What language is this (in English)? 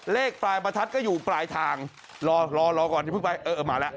Thai